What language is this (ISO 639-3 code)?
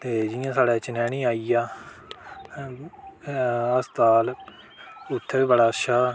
doi